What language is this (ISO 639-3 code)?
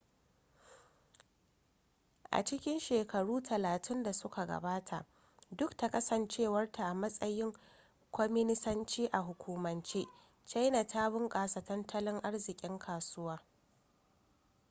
hau